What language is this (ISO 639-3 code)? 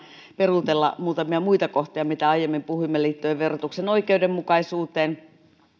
fin